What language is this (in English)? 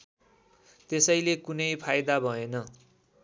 Nepali